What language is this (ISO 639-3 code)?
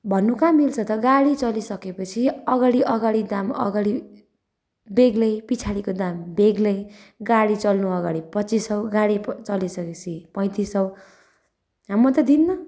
nep